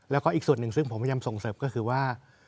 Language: Thai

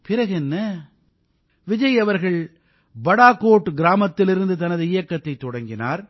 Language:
Tamil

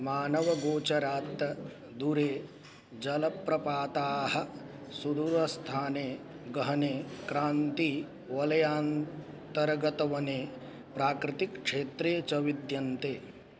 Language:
Sanskrit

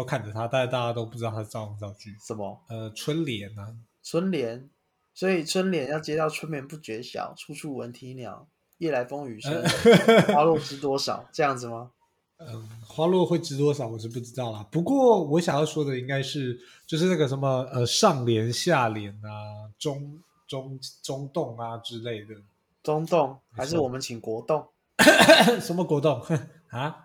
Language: Chinese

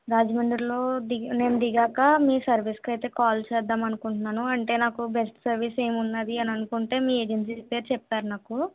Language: Telugu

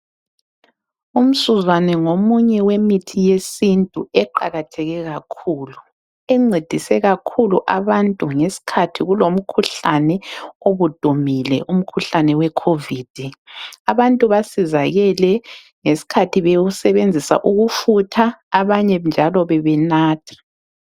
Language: North Ndebele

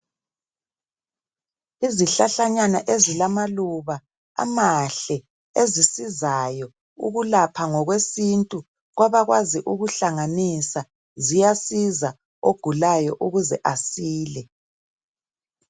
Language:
North Ndebele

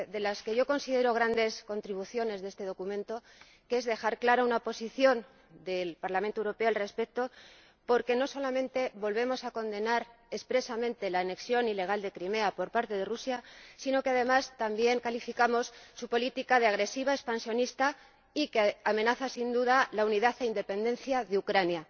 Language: Spanish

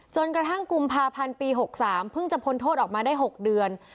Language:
Thai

